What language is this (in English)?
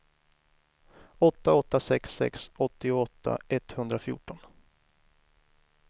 Swedish